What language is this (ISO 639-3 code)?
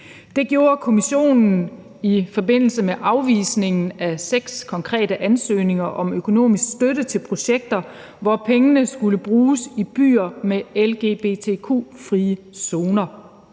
dan